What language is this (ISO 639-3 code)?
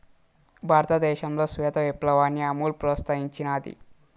tel